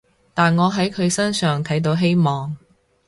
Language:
Cantonese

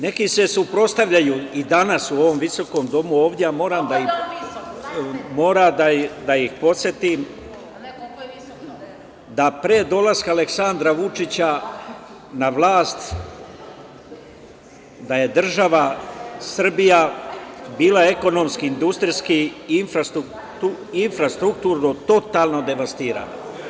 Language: Serbian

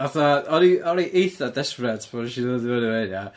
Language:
Welsh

